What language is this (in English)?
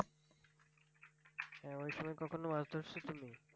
Bangla